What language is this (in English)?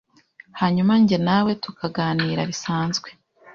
Kinyarwanda